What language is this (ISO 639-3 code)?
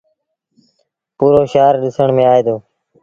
sbn